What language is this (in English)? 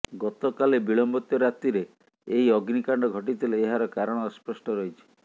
Odia